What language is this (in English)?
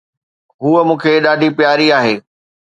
Sindhi